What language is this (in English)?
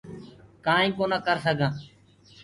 Gurgula